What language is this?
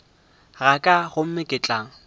Northern Sotho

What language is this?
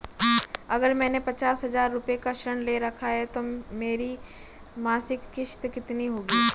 Hindi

